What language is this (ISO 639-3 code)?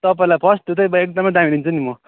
nep